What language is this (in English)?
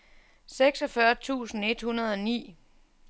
Danish